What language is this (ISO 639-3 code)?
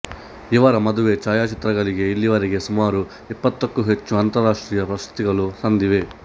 kan